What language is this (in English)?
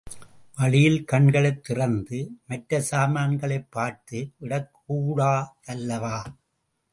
Tamil